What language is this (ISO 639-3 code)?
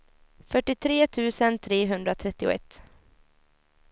swe